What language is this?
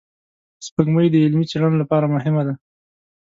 Pashto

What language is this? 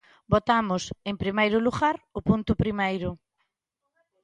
Galician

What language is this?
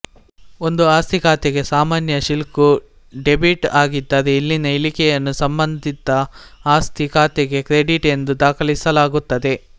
Kannada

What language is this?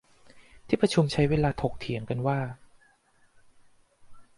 Thai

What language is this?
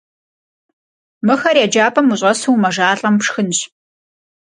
Kabardian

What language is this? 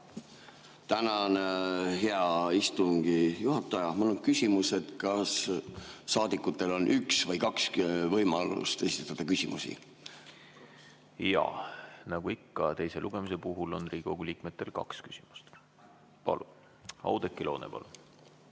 Estonian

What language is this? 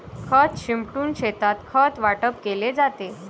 Marathi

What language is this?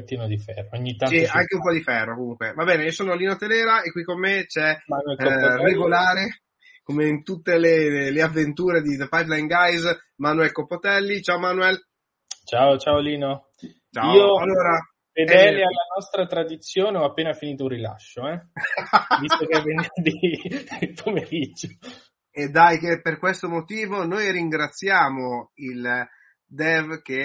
Italian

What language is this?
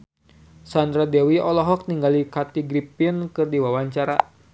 Sundanese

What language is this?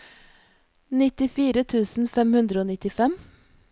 Norwegian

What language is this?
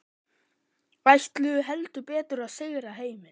Icelandic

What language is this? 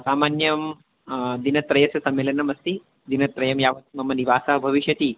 Sanskrit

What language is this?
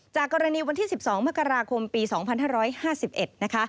Thai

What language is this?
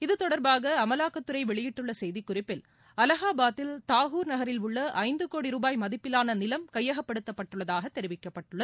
Tamil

